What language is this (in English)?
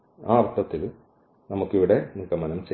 Malayalam